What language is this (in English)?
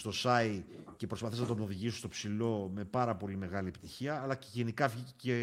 Greek